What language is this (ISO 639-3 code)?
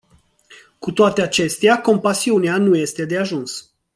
ron